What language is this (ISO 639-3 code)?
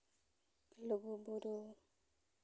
sat